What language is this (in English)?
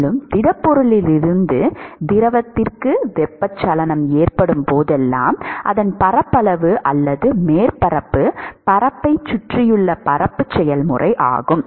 Tamil